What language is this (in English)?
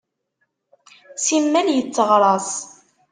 Kabyle